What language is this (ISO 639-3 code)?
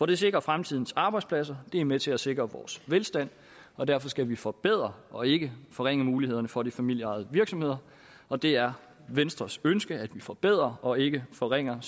dan